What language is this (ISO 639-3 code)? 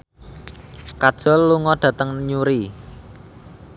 jav